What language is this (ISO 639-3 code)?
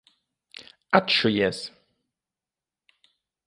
lav